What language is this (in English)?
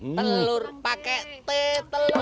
Indonesian